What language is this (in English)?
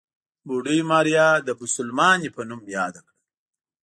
Pashto